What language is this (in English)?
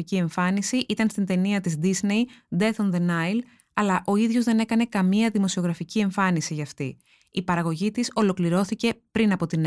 Greek